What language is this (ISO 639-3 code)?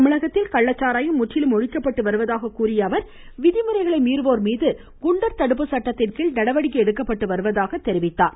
tam